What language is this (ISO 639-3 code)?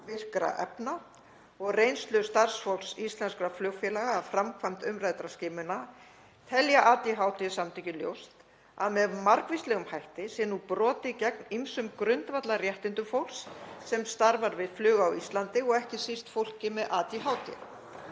isl